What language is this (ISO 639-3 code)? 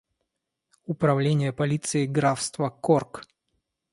rus